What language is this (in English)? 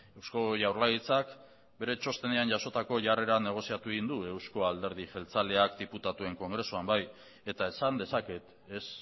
Basque